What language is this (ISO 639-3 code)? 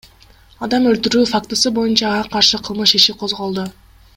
kir